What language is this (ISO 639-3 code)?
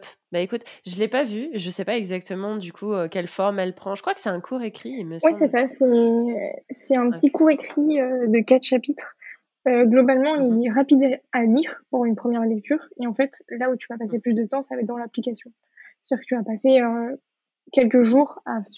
fra